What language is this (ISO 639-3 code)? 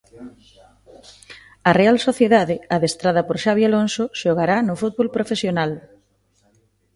glg